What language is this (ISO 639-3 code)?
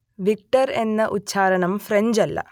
mal